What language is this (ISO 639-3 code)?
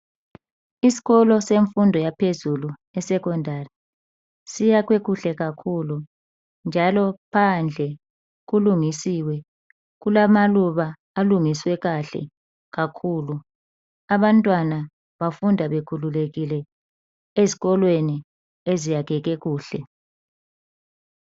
nde